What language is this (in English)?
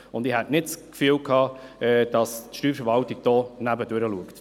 Swiss German